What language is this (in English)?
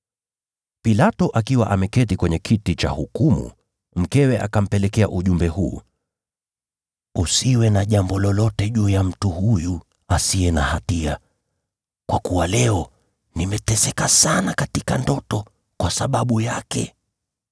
Swahili